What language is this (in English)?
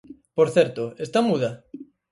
Galician